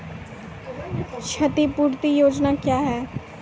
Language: Maithili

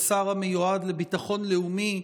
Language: Hebrew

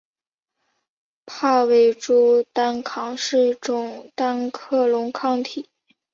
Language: Chinese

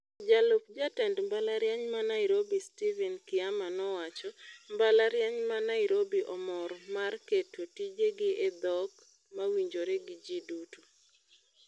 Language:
Luo (Kenya and Tanzania)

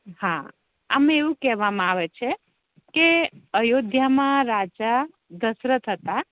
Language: Gujarati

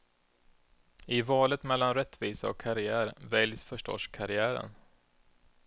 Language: Swedish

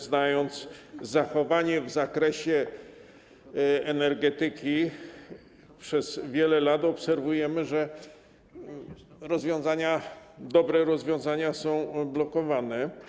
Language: Polish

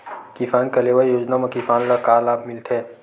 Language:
Chhattisgarhi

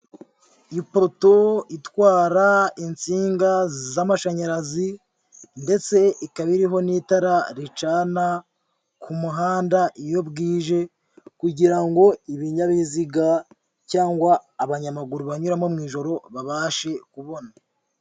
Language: Kinyarwanda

